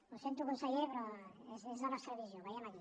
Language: Catalan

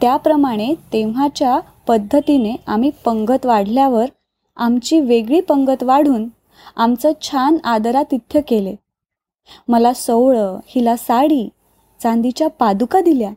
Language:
Marathi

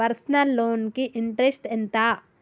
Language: Telugu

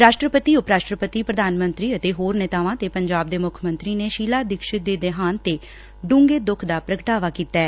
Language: Punjabi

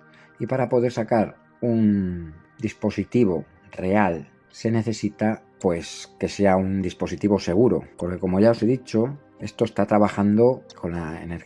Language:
Spanish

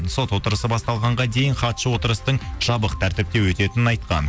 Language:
Kazakh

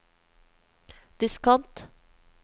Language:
Norwegian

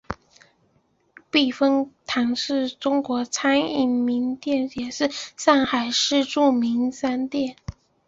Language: Chinese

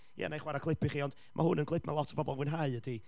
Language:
Welsh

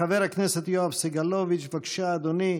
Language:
Hebrew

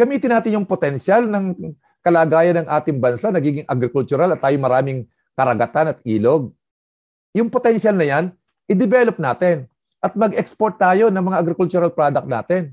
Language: Filipino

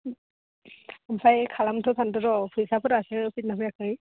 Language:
Bodo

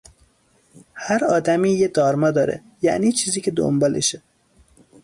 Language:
Persian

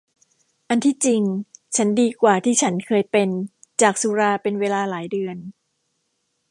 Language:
Thai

